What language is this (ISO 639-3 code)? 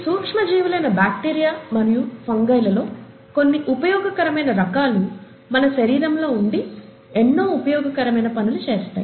tel